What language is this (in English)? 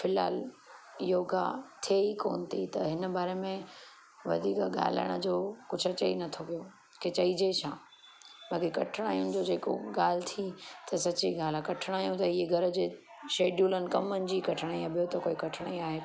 Sindhi